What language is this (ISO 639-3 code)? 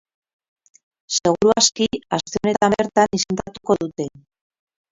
eus